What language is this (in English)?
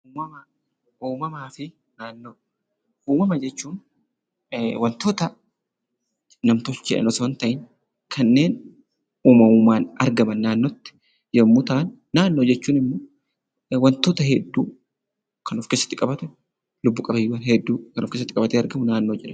Oromo